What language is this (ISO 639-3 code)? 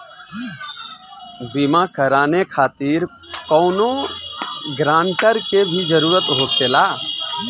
bho